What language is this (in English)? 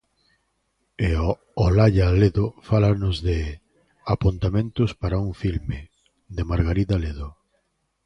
Galician